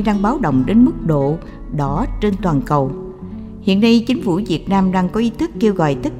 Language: Vietnamese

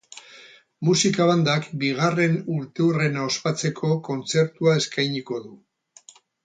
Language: Basque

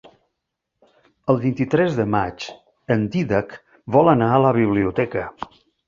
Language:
Catalan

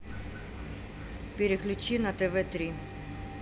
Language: Russian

